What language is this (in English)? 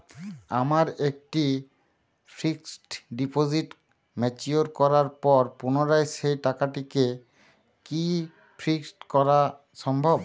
Bangla